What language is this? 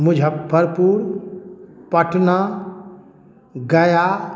Maithili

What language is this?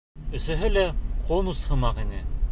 Bashkir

